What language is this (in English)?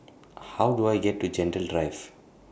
English